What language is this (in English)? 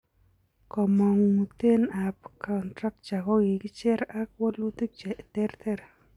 Kalenjin